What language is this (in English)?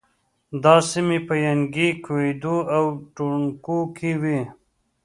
Pashto